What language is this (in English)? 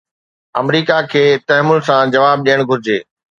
Sindhi